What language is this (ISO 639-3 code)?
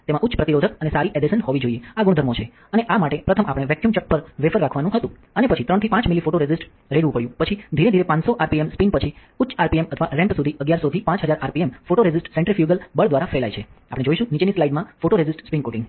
guj